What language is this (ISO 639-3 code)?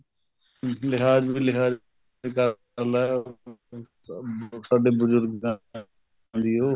pan